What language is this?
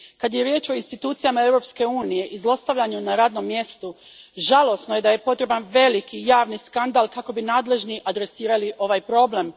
Croatian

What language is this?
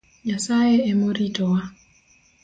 Luo (Kenya and Tanzania)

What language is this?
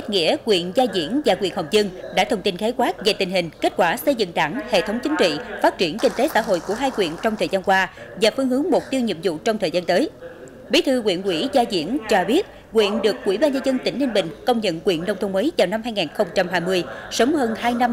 Vietnamese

